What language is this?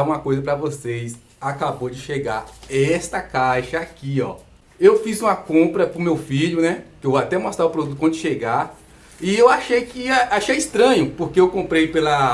Portuguese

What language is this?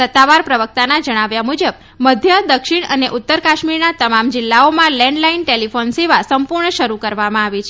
Gujarati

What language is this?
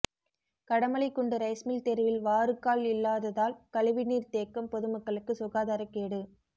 Tamil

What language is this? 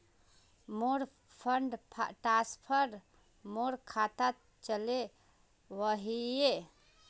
Magahi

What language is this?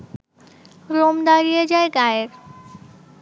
Bangla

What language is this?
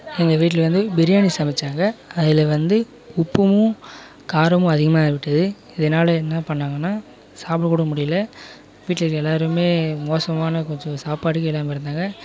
Tamil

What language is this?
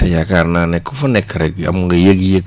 Wolof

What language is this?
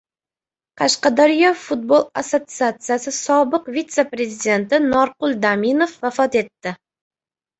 Uzbek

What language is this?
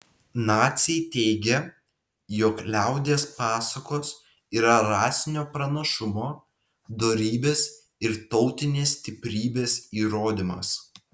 Lithuanian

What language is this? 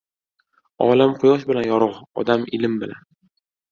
Uzbek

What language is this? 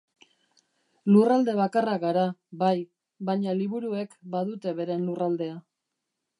Basque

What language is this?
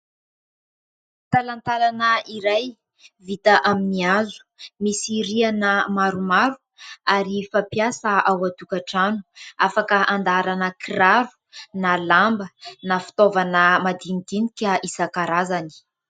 Malagasy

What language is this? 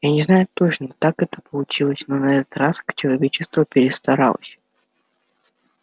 Russian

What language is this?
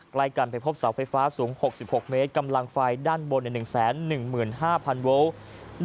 Thai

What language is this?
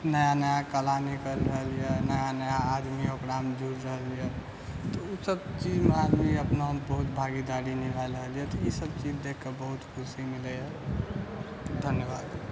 Maithili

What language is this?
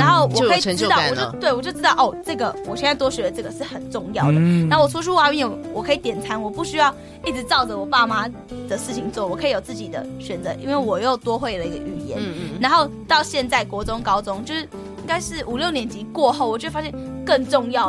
Chinese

